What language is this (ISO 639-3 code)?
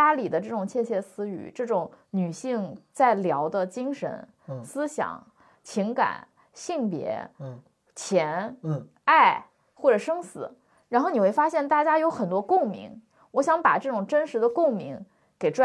zho